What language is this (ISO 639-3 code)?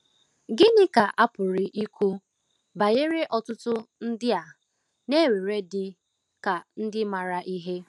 ibo